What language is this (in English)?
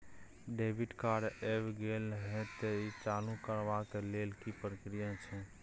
Maithili